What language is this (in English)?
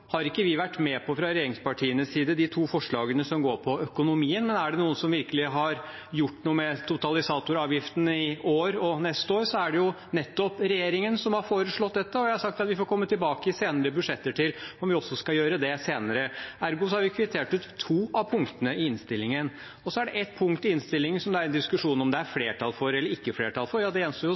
Norwegian Bokmål